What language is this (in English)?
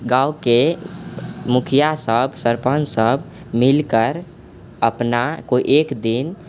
Maithili